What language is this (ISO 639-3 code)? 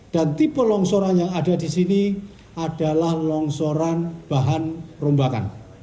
ind